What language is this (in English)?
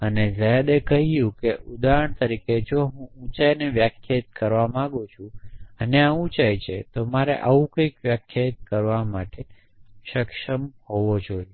Gujarati